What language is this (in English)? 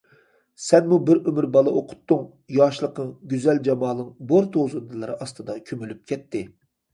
Uyghur